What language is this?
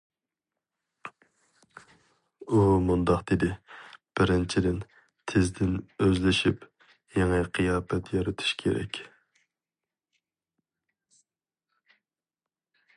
Uyghur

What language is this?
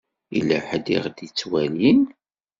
Kabyle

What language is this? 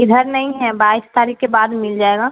Urdu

